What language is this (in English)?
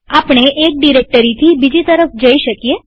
Gujarati